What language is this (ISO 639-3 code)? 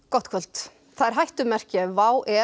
isl